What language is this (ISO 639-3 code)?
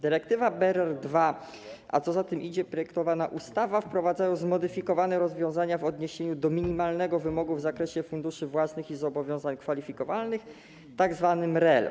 pol